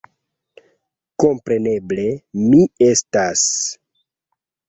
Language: Esperanto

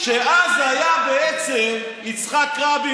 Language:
Hebrew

